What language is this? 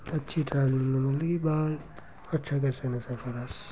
Dogri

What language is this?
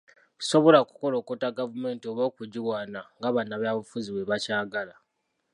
Ganda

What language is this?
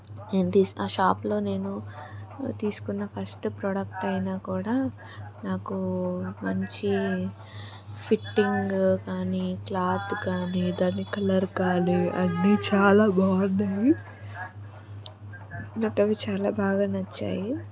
Telugu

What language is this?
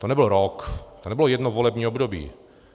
Czech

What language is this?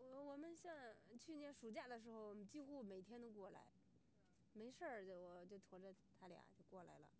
Chinese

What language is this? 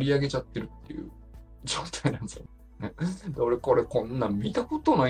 Japanese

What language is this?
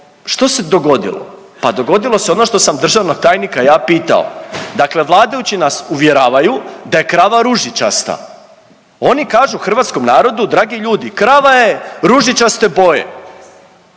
Croatian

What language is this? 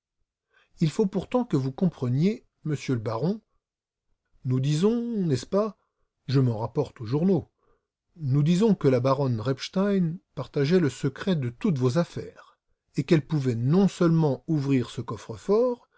French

